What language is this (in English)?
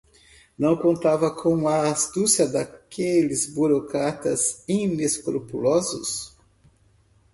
Portuguese